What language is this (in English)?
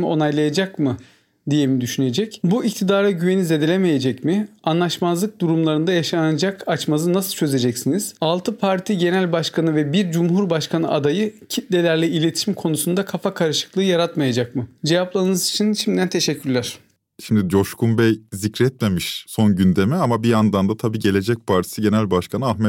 Turkish